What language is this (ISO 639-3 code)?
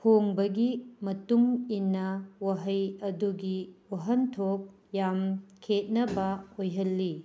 mni